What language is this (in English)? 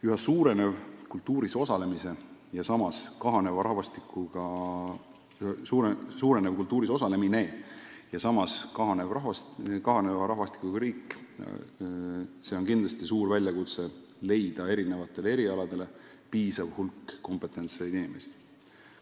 Estonian